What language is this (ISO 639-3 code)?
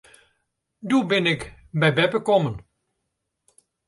fry